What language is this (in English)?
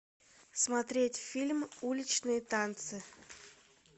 Russian